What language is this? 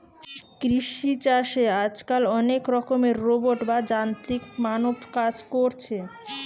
Bangla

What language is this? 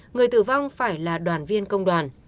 Vietnamese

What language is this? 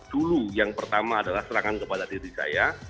Indonesian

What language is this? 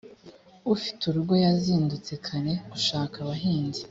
Kinyarwanda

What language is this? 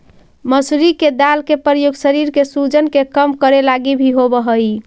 Magahi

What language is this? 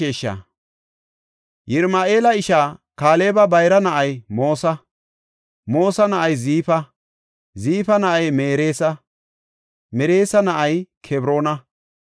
Gofa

